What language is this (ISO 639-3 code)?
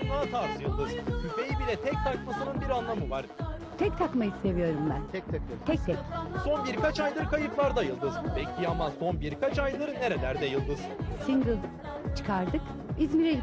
tur